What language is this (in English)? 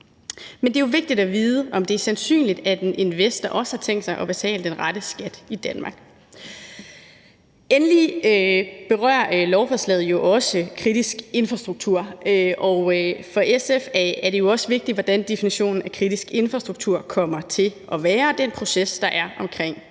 Danish